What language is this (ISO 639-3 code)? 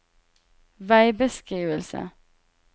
nor